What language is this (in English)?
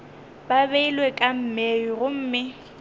Northern Sotho